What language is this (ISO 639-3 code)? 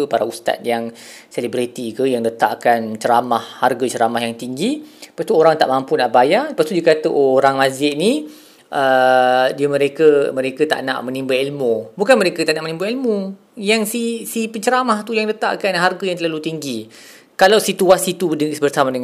msa